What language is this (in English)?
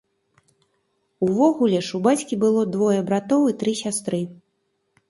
Belarusian